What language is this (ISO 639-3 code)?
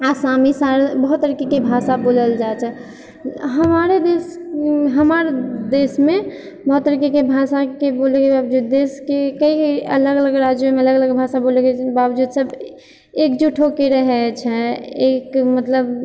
mai